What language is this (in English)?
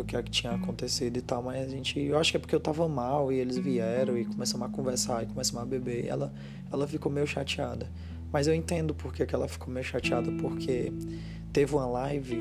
Portuguese